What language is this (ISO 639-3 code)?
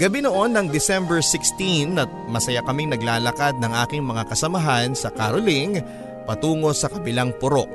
fil